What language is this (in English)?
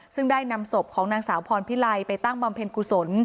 Thai